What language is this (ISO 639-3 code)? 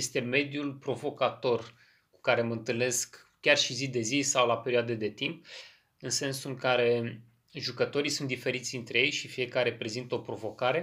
ron